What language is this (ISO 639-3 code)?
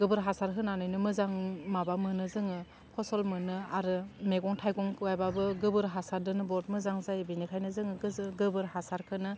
brx